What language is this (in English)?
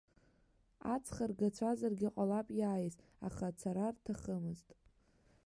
Abkhazian